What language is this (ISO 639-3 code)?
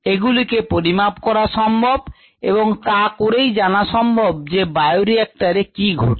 ben